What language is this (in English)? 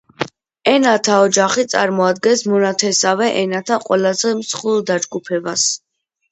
Georgian